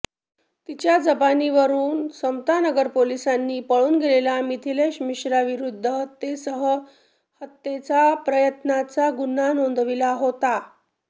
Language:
Marathi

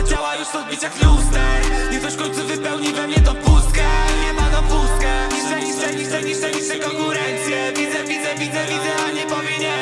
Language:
Polish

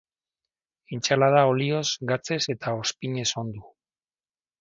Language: Basque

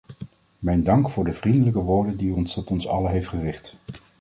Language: Dutch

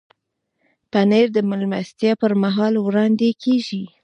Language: Pashto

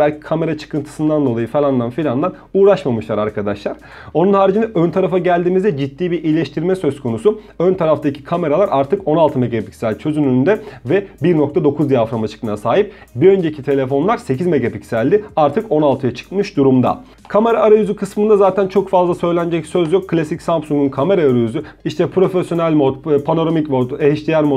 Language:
Turkish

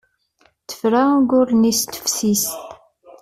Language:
Kabyle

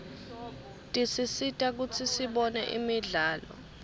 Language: Swati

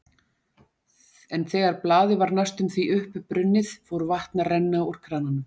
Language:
Icelandic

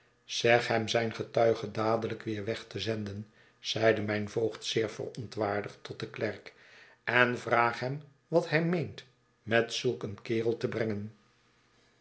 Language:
Dutch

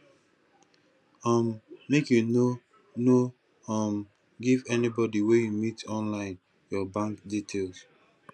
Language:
Nigerian Pidgin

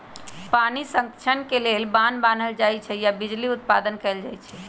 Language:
Magahi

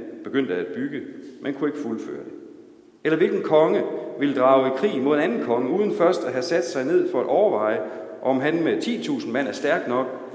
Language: Danish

